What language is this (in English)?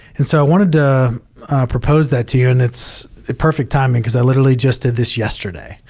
English